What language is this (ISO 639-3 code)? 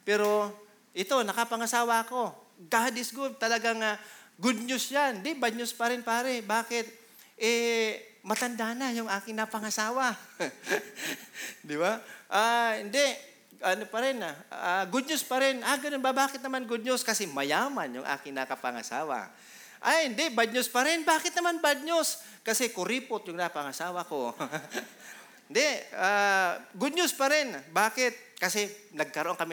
fil